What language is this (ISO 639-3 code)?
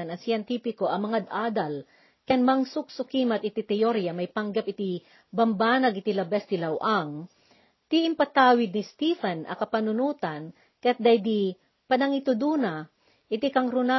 fil